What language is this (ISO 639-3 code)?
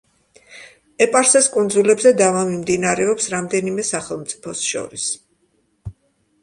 kat